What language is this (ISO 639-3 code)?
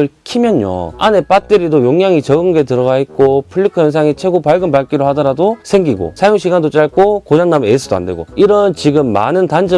kor